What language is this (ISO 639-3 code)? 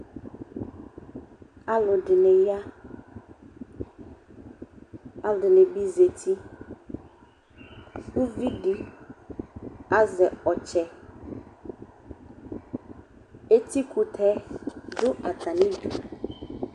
kpo